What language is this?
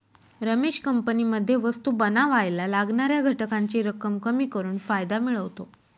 Marathi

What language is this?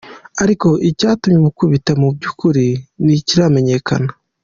Kinyarwanda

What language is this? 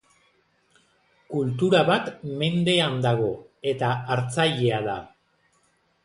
Basque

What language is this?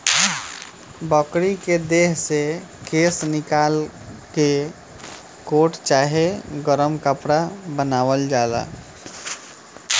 Bhojpuri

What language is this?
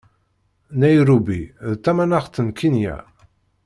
Kabyle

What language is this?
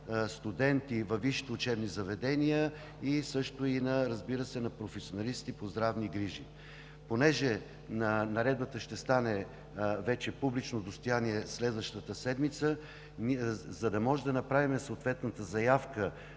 Bulgarian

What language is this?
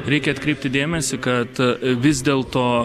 Lithuanian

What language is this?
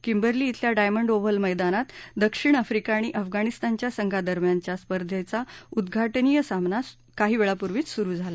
Marathi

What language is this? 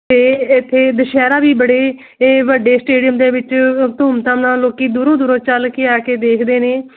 Punjabi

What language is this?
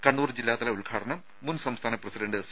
Malayalam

